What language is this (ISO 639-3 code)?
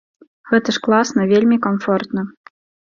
bel